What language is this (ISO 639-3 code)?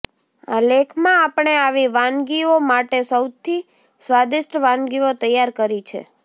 guj